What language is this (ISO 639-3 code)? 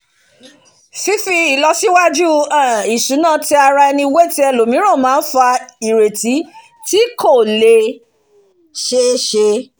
yor